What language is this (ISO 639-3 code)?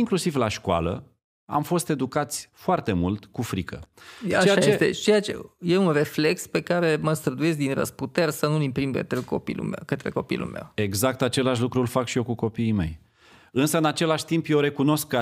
ron